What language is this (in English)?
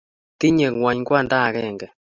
Kalenjin